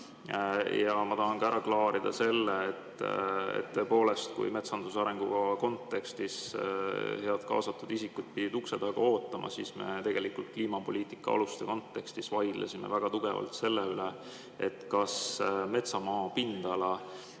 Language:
Estonian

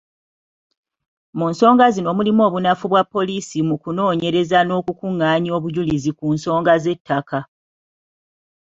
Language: Ganda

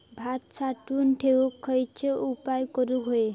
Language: Marathi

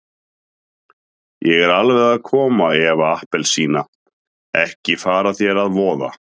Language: Icelandic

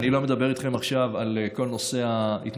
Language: Hebrew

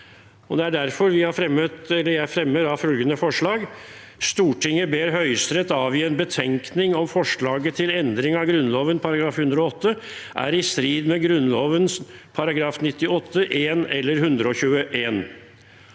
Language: Norwegian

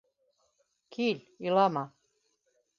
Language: Bashkir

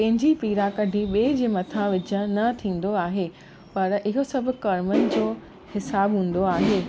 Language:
Sindhi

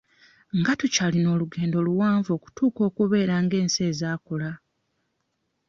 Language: Ganda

